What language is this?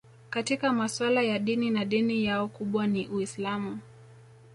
Swahili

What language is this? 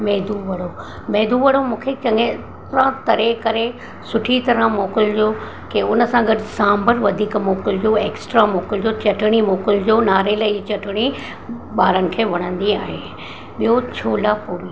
Sindhi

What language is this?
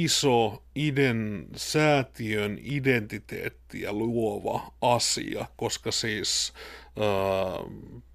Finnish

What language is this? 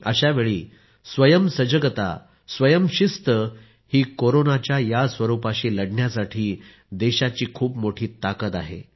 Marathi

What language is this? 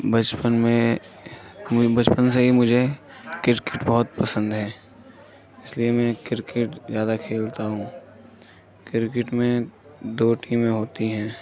Urdu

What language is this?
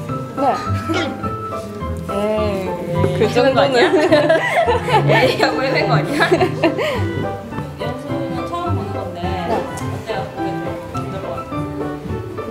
Korean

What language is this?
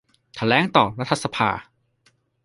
Thai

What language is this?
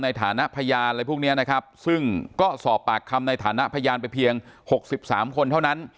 Thai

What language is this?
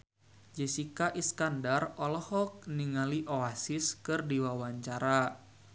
Sundanese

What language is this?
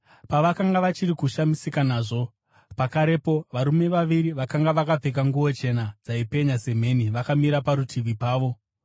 Shona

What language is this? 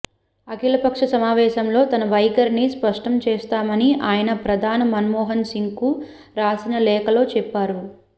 Telugu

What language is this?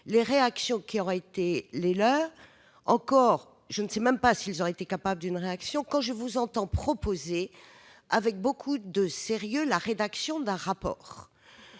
French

